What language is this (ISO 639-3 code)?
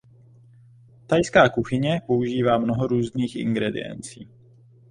ces